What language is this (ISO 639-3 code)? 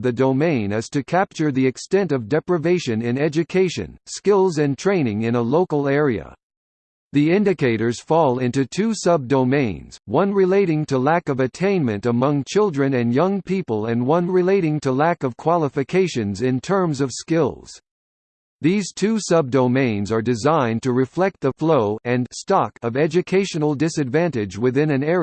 eng